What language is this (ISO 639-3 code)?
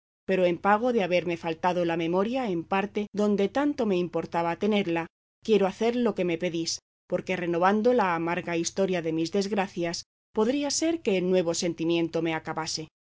spa